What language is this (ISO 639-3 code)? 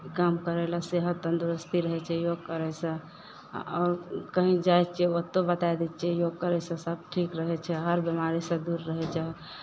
mai